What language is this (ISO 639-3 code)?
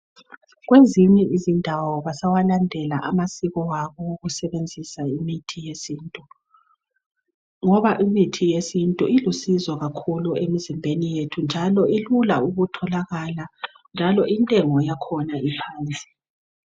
nde